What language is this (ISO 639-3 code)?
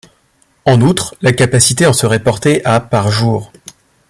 fra